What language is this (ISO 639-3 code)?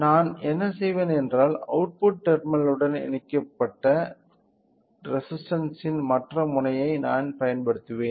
tam